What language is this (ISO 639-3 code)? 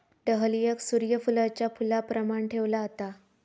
mar